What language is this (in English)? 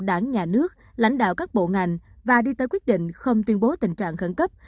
Vietnamese